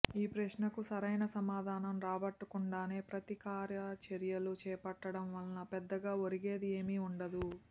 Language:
Telugu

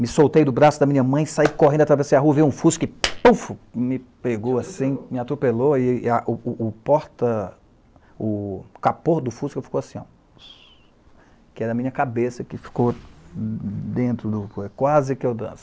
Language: Portuguese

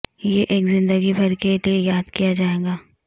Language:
Urdu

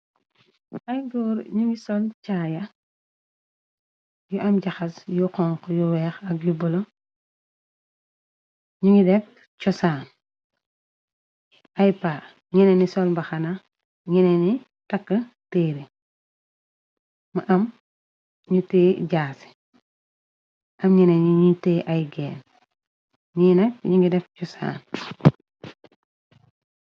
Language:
Wolof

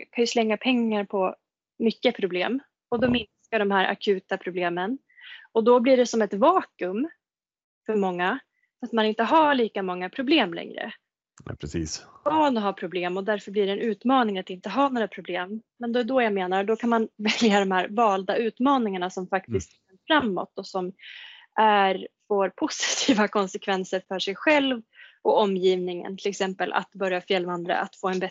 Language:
Swedish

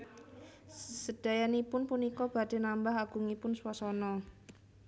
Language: Javanese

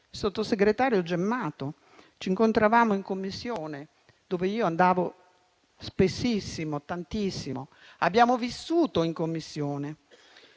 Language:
Italian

